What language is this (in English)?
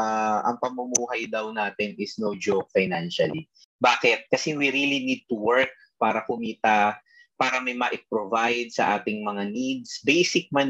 Filipino